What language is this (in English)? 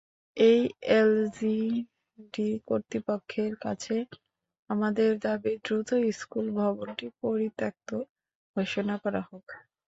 Bangla